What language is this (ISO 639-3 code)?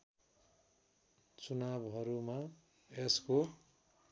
nep